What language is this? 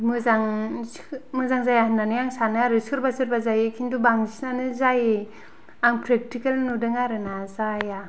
Bodo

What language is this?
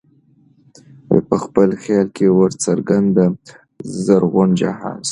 Pashto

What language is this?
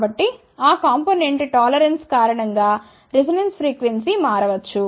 Telugu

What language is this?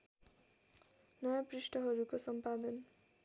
Nepali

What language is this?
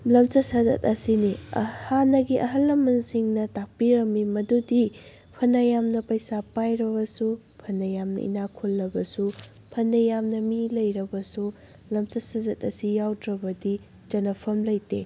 Manipuri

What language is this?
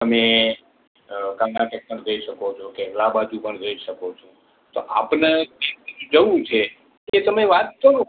Gujarati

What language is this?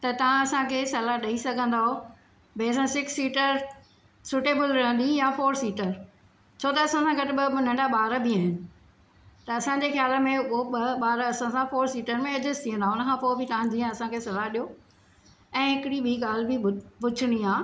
Sindhi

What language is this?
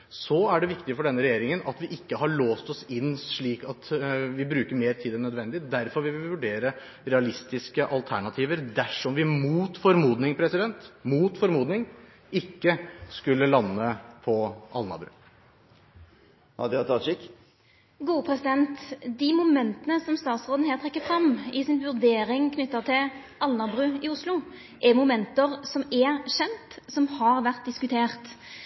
Norwegian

